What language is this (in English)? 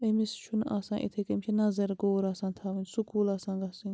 Kashmiri